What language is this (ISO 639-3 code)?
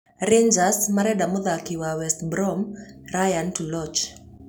kik